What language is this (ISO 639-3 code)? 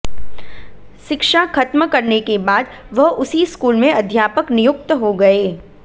hin